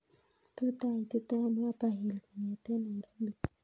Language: Kalenjin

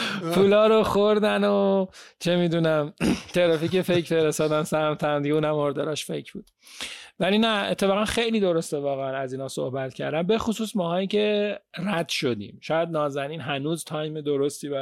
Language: Persian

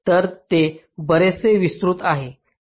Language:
Marathi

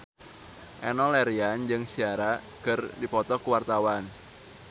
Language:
Sundanese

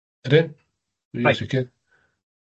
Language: Welsh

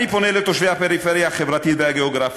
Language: Hebrew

